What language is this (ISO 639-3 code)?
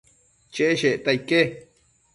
mcf